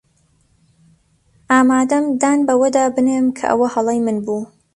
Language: Central Kurdish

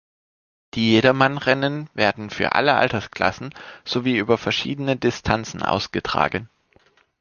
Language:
German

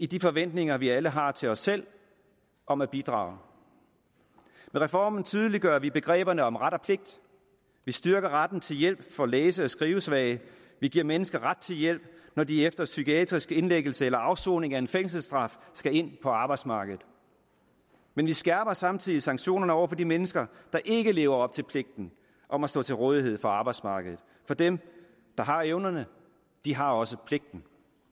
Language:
Danish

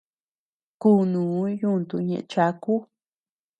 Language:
Tepeuxila Cuicatec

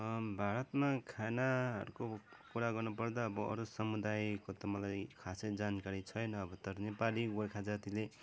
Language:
Nepali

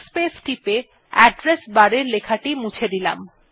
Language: Bangla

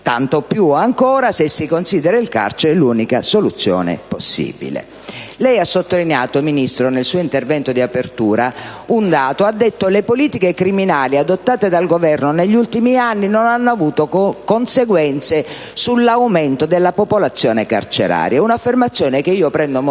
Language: Italian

